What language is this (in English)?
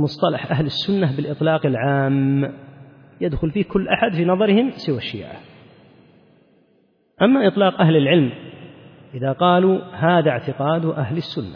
Arabic